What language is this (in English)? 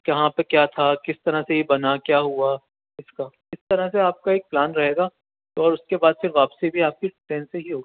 Urdu